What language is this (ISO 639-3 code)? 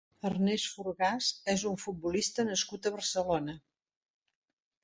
cat